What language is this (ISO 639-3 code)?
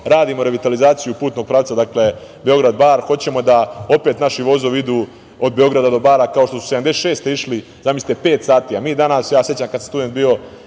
srp